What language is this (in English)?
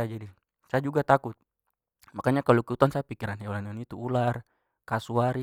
Papuan Malay